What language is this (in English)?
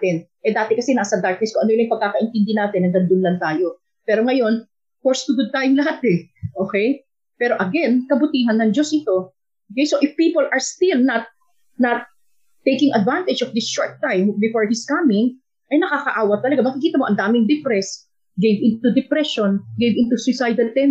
Filipino